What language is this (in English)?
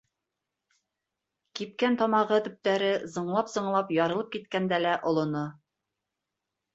Bashkir